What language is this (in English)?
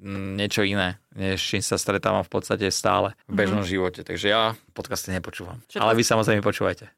Slovak